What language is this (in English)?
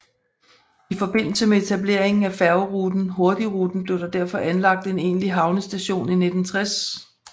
Danish